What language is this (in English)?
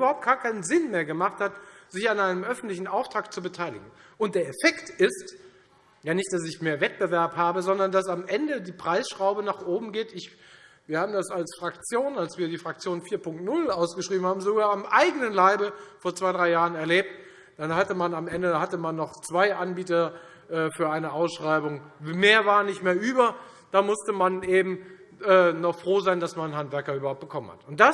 German